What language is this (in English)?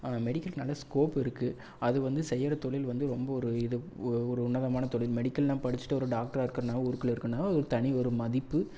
Tamil